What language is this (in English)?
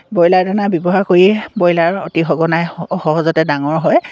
Assamese